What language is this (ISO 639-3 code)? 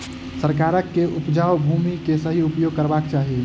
mai